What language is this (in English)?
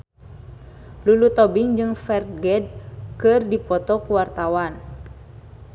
Sundanese